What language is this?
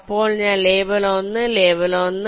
Malayalam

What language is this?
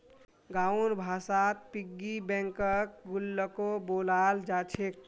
Magahi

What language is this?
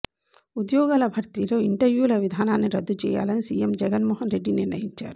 Telugu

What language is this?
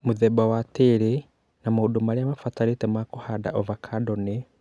Kikuyu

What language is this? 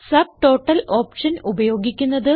Malayalam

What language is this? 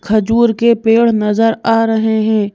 Hindi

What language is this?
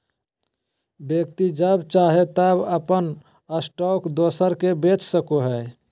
Magahi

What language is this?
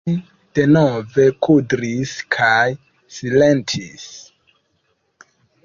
Esperanto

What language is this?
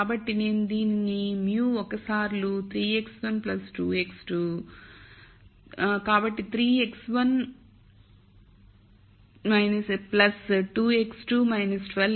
Telugu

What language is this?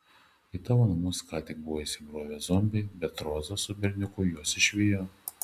Lithuanian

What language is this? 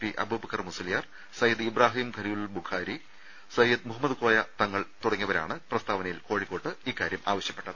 Malayalam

